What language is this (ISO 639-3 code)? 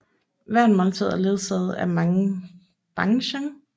dan